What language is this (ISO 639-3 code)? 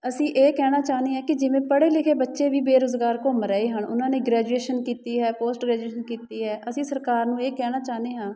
pan